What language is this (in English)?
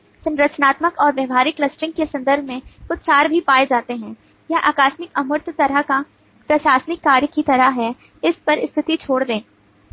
Hindi